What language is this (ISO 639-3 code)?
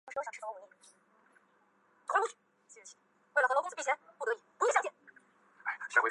zho